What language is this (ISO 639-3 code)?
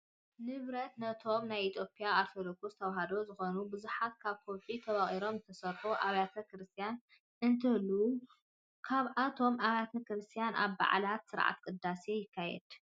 tir